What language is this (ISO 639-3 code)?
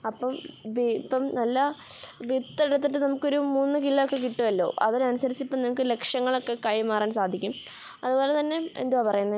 mal